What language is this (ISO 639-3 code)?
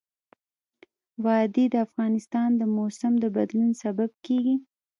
pus